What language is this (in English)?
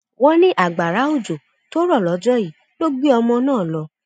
Yoruba